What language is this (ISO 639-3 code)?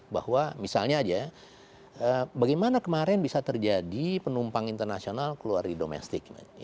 ind